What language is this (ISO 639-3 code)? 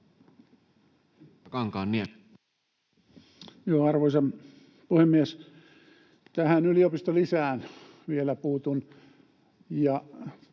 fin